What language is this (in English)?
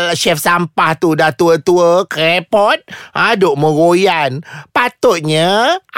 Malay